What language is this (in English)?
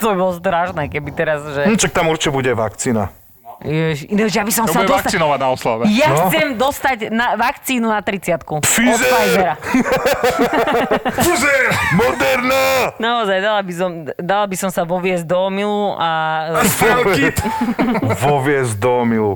Slovak